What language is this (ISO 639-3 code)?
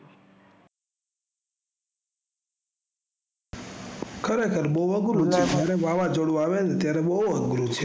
guj